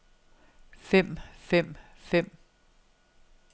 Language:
Danish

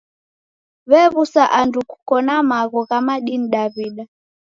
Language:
Taita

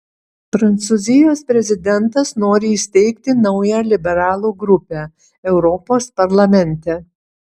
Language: Lithuanian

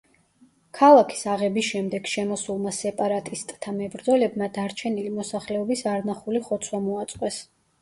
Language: Georgian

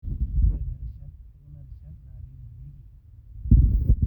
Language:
Masai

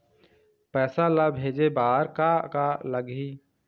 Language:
Chhattisgarhi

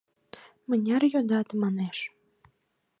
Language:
Mari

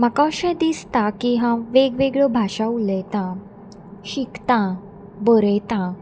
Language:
Konkani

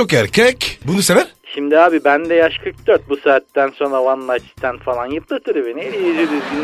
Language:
Turkish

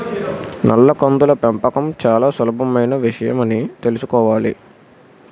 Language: Telugu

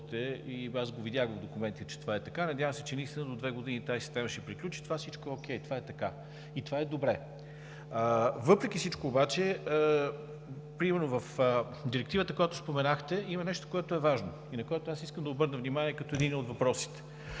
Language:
Bulgarian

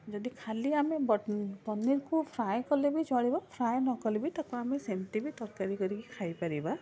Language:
Odia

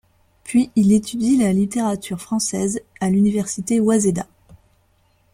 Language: French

